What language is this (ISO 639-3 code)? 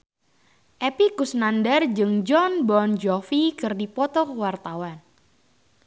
sun